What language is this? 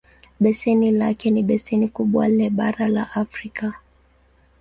Swahili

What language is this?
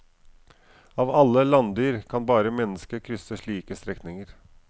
Norwegian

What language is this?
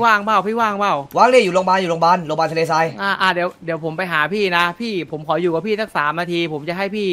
Thai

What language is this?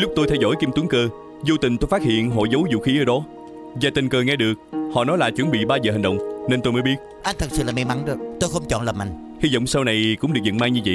Vietnamese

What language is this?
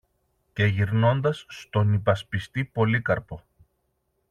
Greek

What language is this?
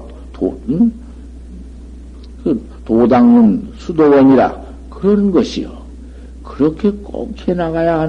Korean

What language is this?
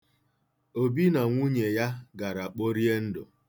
Igbo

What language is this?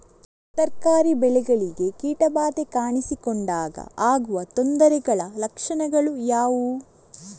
Kannada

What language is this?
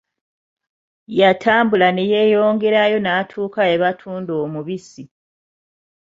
Ganda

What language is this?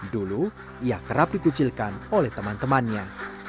Indonesian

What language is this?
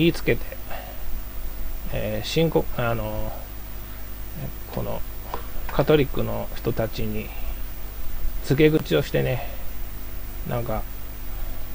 Japanese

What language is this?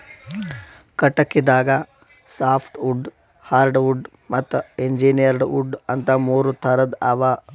Kannada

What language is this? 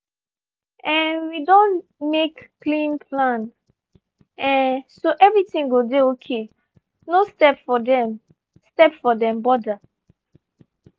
Nigerian Pidgin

